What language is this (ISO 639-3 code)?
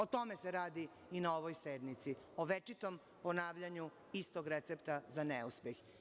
srp